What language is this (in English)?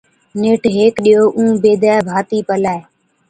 Od